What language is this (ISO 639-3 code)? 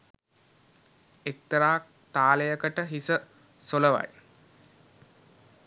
sin